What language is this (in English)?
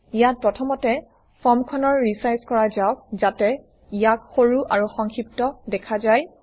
Assamese